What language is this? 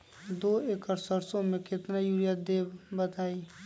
Magahi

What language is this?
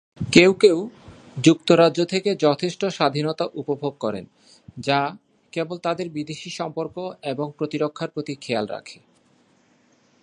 Bangla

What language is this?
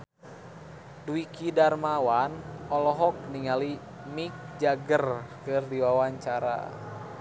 Sundanese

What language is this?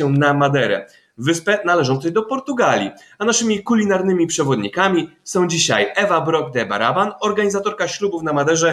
Polish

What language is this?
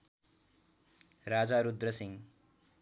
Nepali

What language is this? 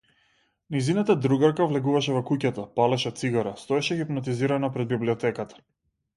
Macedonian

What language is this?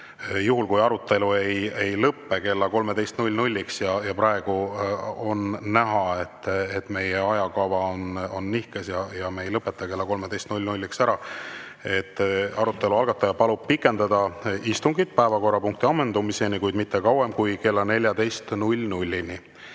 Estonian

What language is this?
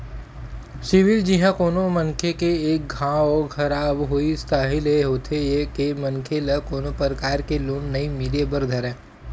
Chhattisgarhi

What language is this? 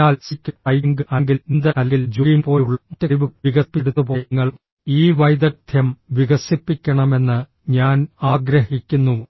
Malayalam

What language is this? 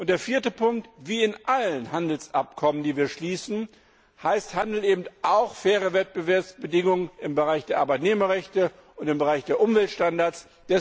German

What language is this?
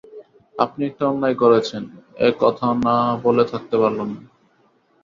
Bangla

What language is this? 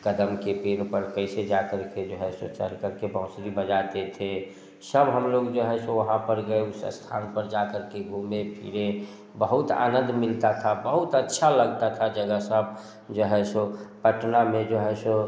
Hindi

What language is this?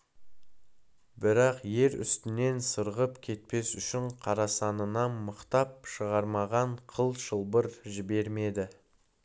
Kazakh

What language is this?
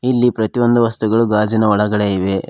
Kannada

